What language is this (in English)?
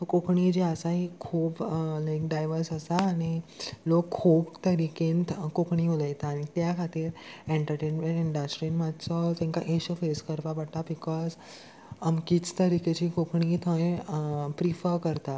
Konkani